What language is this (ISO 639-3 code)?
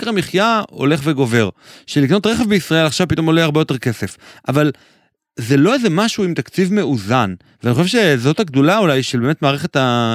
heb